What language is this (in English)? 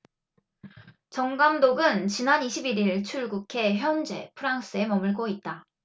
Korean